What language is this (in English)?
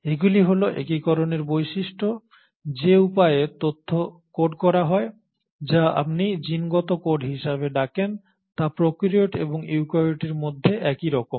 Bangla